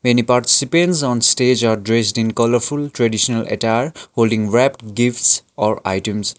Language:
English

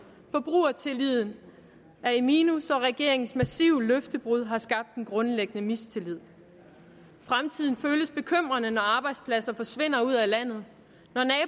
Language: Danish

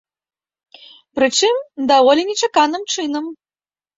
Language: Belarusian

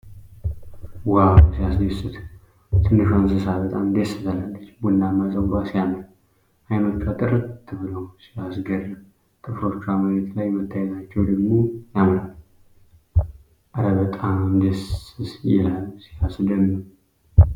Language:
Amharic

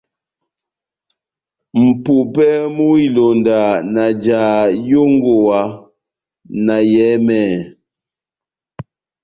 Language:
Batanga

